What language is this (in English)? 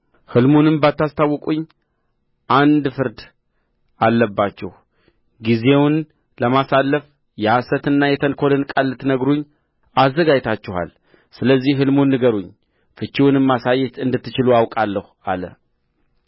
Amharic